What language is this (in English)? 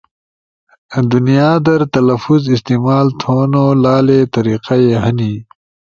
Ushojo